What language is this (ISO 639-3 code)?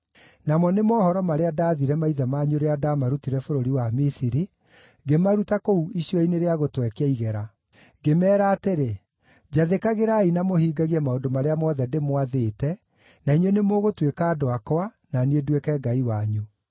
kik